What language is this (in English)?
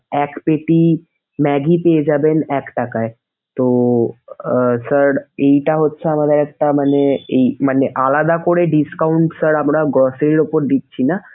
Bangla